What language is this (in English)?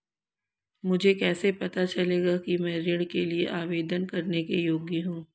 Hindi